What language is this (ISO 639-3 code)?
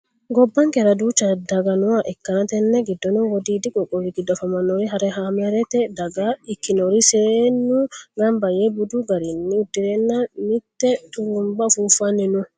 sid